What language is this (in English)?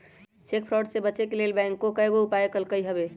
Magahi